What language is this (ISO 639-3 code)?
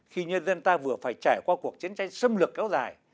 vie